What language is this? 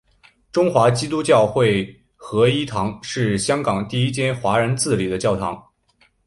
Chinese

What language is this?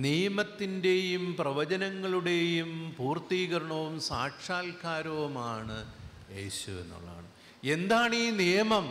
Malayalam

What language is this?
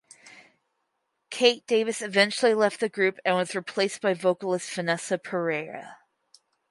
English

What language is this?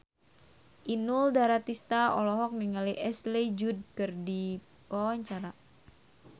Sundanese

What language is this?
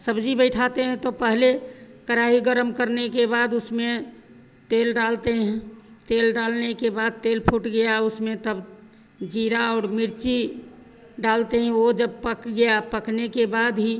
Hindi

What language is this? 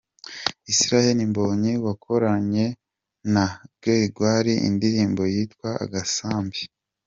Kinyarwanda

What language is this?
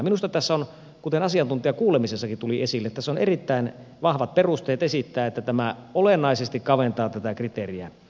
Finnish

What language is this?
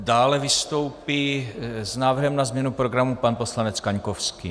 Czech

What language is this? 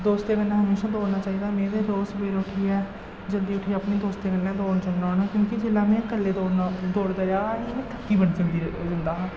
Dogri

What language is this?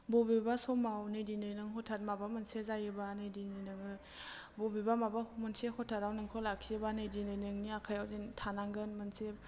Bodo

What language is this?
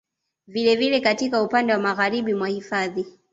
Swahili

